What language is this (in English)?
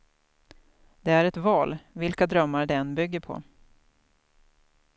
Swedish